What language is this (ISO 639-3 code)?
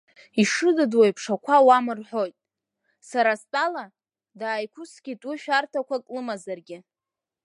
abk